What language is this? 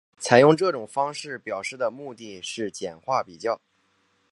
Chinese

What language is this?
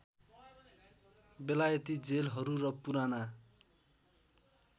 Nepali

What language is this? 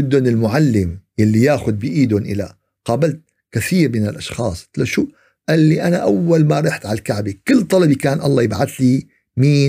Arabic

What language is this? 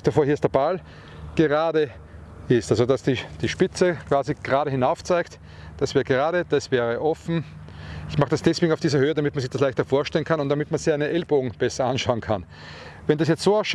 German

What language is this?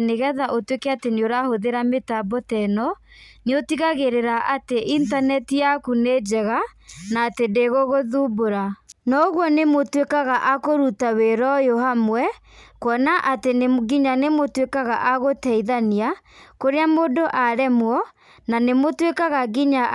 Kikuyu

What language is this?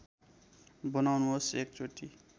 Nepali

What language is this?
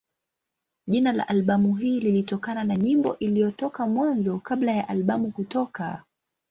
Swahili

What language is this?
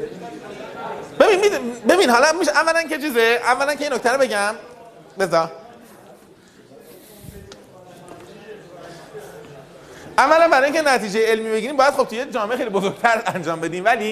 Persian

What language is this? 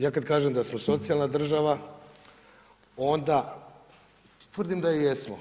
Croatian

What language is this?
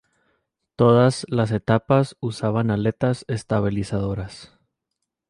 Spanish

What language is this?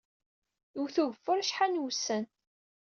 Kabyle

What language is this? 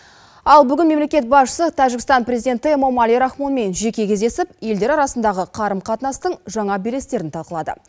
Kazakh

